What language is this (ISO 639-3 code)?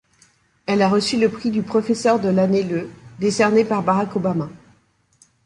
fra